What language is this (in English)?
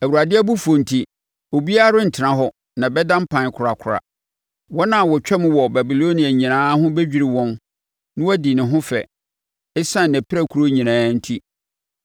Akan